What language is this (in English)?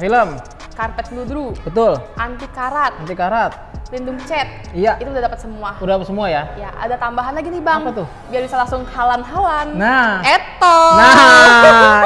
Indonesian